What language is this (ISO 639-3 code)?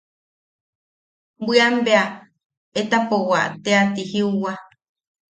yaq